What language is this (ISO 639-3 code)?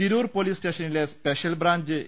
mal